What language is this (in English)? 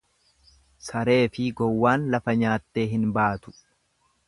Oromo